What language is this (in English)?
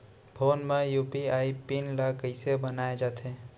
Chhattisgarhi